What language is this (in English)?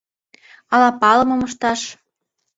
Mari